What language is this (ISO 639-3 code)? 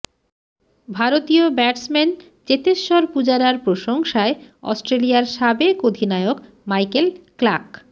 ben